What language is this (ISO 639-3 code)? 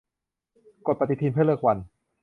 tha